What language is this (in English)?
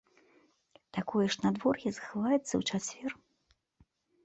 Belarusian